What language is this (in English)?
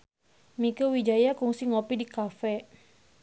Sundanese